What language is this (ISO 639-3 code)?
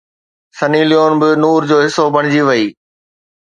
snd